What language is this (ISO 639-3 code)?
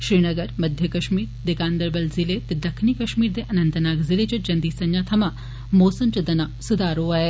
doi